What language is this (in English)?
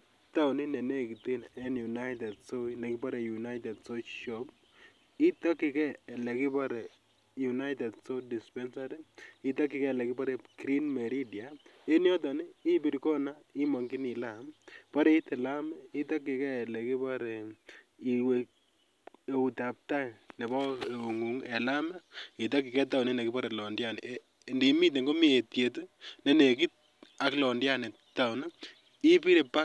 Kalenjin